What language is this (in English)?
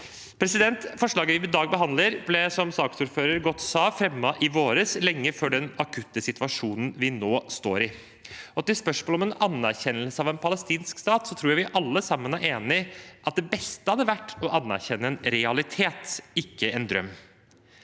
Norwegian